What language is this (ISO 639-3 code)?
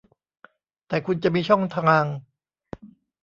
tha